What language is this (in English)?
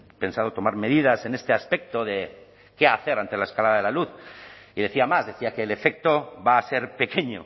Spanish